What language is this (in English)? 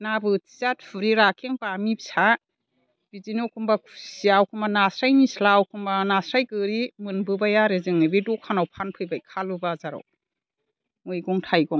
Bodo